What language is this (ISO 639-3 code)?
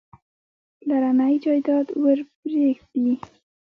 pus